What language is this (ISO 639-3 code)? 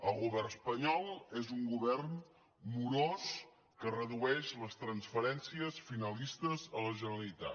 cat